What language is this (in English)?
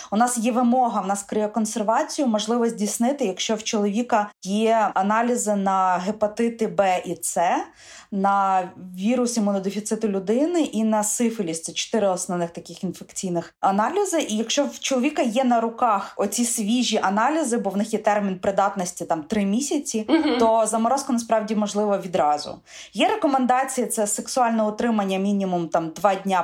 Ukrainian